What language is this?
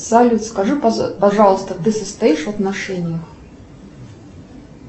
Russian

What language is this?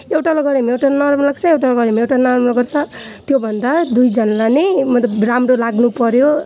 Nepali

